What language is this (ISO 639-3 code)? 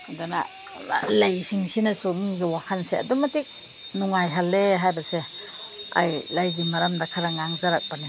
mni